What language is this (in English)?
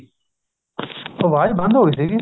Punjabi